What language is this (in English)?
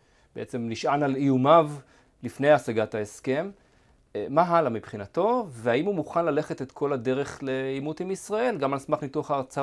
Hebrew